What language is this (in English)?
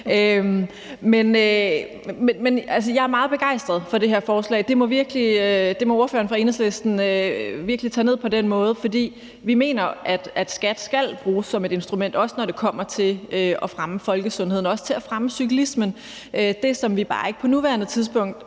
Danish